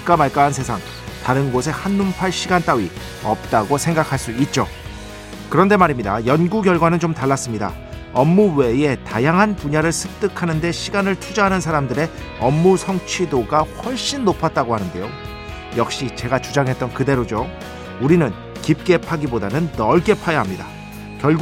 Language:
Korean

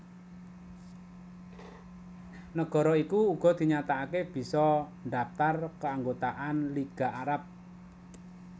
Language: Javanese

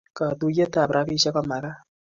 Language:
Kalenjin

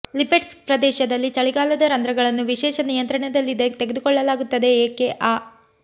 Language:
Kannada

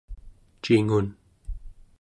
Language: Central Yupik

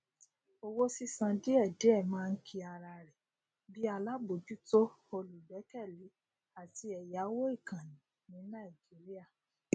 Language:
Yoruba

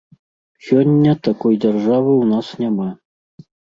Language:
Belarusian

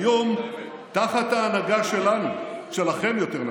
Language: Hebrew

